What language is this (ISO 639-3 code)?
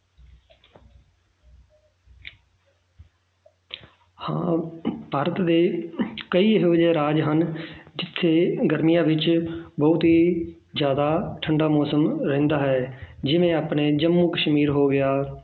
pan